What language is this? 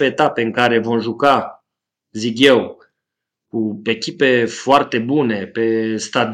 Romanian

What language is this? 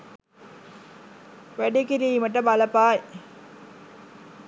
Sinhala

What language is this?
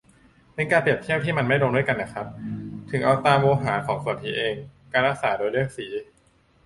Thai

